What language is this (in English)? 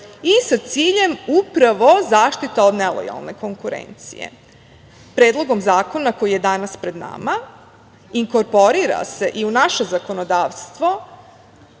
Serbian